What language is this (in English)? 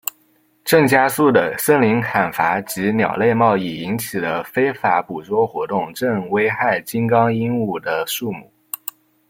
Chinese